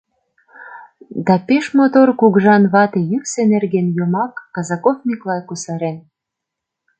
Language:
Mari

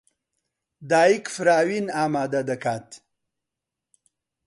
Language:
Central Kurdish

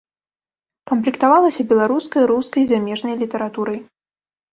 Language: Belarusian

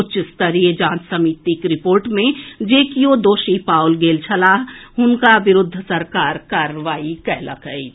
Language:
Maithili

